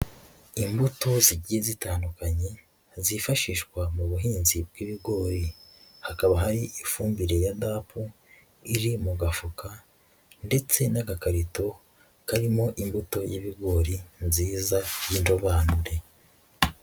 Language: Kinyarwanda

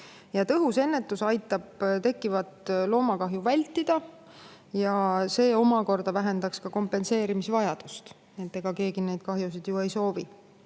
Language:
Estonian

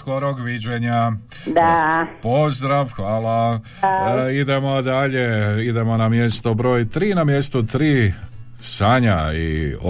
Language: Croatian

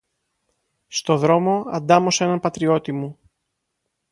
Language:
Greek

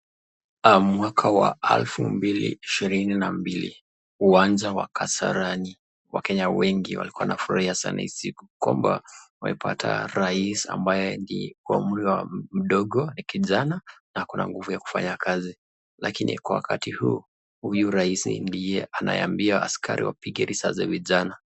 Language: Swahili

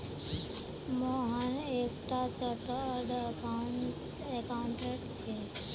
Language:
Magahi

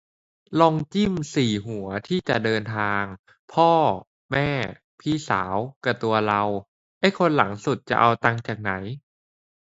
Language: Thai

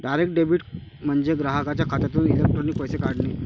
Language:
Marathi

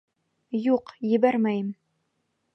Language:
Bashkir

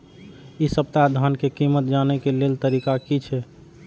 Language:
Maithili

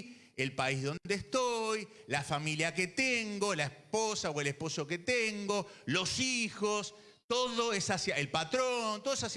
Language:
Spanish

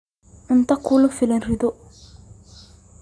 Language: Somali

